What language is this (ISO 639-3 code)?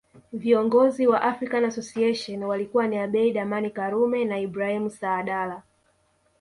swa